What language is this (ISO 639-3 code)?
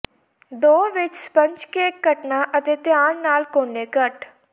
pan